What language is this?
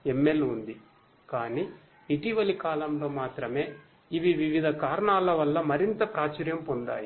Telugu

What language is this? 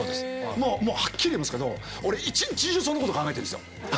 Japanese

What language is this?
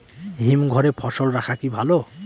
Bangla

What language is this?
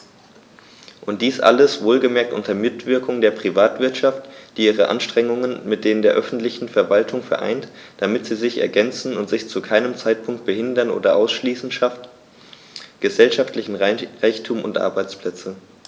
German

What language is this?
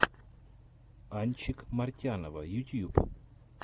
Russian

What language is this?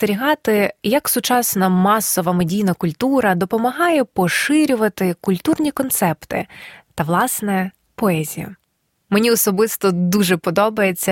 Ukrainian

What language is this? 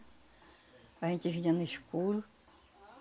Portuguese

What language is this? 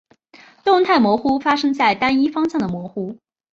Chinese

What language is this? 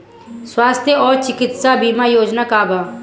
Bhojpuri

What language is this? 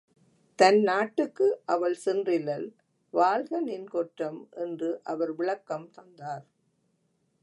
Tamil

